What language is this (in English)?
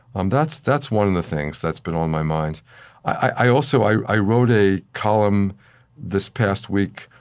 English